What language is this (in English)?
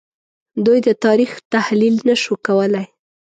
Pashto